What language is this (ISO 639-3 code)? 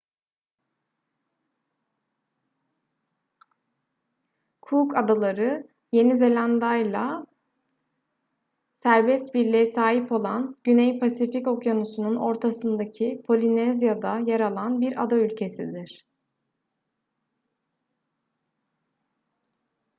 tur